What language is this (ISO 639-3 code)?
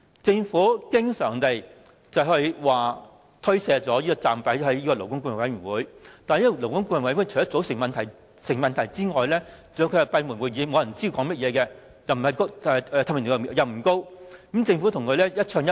yue